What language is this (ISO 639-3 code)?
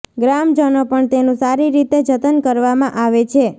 guj